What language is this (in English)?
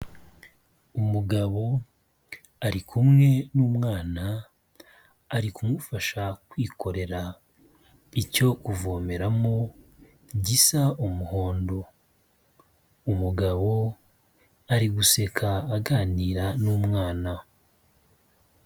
Kinyarwanda